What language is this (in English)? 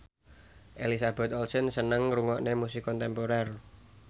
Javanese